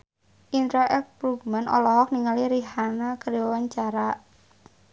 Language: Sundanese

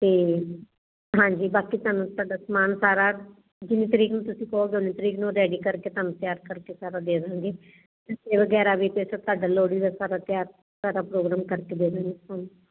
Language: Punjabi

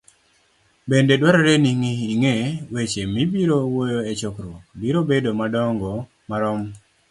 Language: Luo (Kenya and Tanzania)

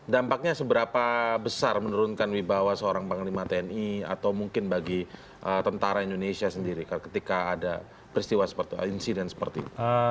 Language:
Indonesian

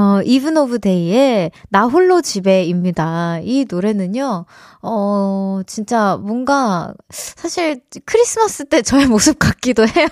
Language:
Korean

